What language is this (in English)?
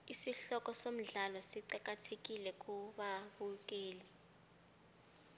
South Ndebele